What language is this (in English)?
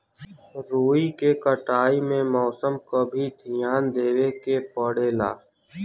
Bhojpuri